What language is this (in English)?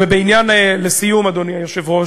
Hebrew